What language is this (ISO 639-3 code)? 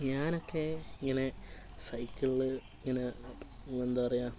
mal